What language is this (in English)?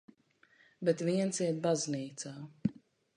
Latvian